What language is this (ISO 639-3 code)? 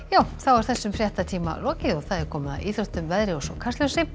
isl